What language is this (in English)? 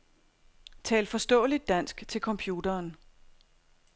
Danish